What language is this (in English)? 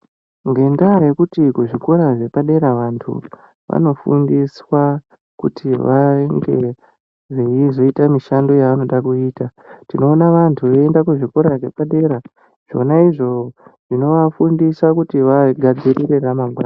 Ndau